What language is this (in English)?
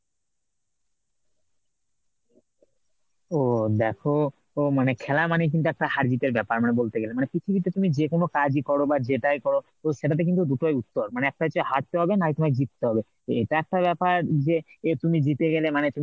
Bangla